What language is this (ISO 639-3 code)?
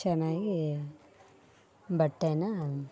kan